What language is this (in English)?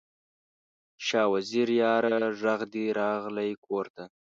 Pashto